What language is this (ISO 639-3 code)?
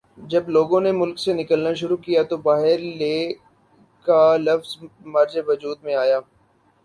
urd